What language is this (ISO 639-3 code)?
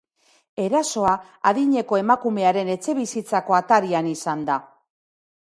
eus